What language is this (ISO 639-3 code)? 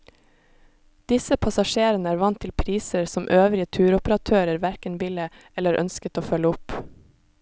nor